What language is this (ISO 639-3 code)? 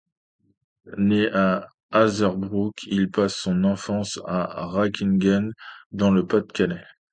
fra